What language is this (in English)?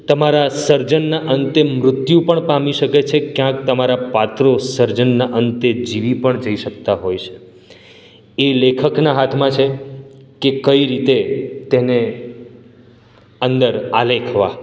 Gujarati